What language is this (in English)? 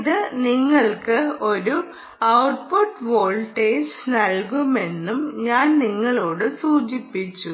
Malayalam